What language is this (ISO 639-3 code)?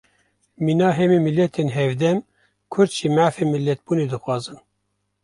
kur